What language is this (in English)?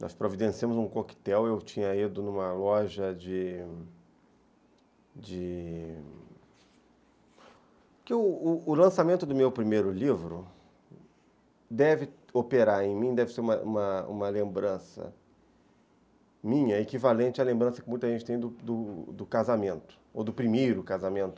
Portuguese